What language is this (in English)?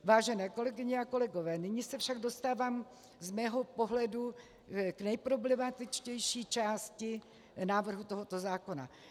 Czech